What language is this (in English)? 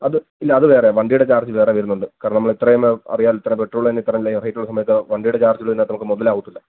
Malayalam